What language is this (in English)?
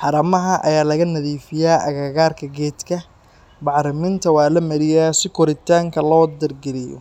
Somali